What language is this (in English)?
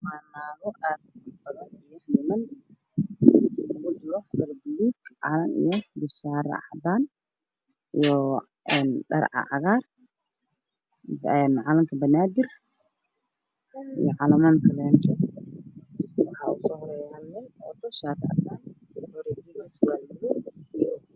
Somali